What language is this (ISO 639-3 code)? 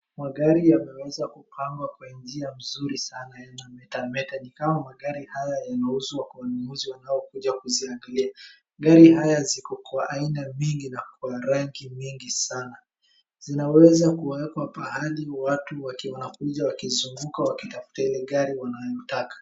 swa